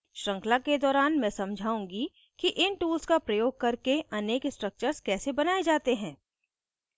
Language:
Hindi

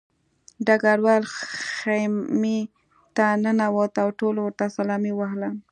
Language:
Pashto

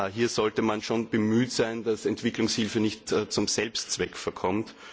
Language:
German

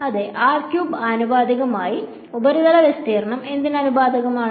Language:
Malayalam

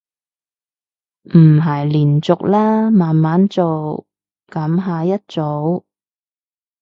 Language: Cantonese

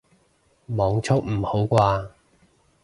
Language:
Cantonese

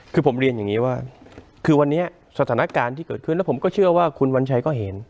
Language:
Thai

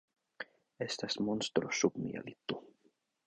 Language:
Esperanto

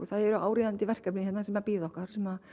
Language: Icelandic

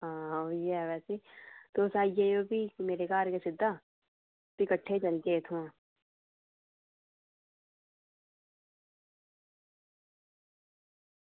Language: Dogri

